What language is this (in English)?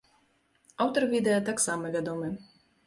Belarusian